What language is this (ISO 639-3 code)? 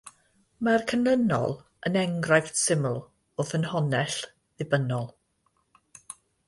cym